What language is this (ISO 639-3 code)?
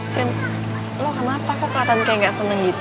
ind